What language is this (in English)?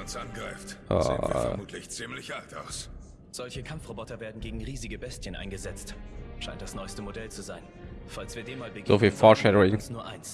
German